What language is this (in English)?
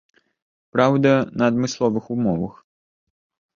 Belarusian